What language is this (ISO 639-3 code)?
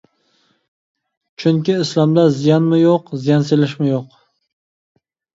uig